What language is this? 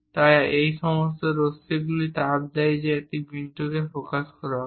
Bangla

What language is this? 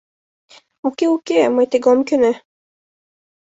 Mari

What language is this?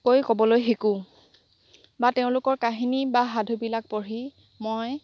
Assamese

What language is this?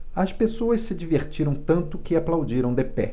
Portuguese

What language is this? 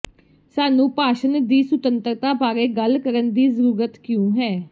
Punjabi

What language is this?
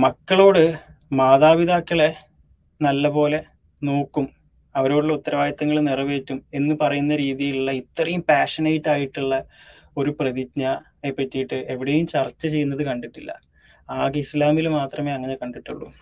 Malayalam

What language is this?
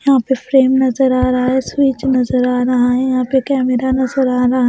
Hindi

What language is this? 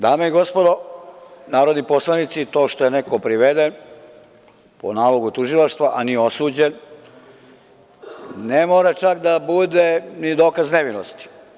Serbian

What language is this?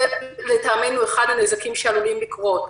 Hebrew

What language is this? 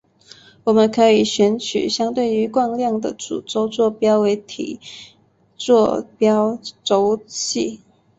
Chinese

